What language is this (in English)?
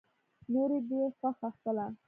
Pashto